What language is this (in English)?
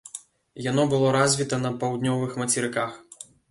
Belarusian